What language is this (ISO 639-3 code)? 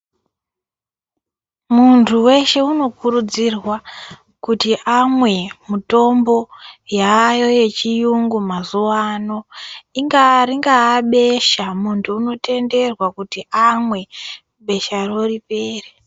ndc